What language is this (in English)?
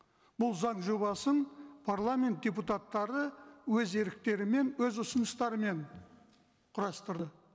Kazakh